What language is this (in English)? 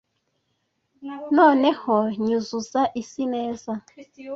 Kinyarwanda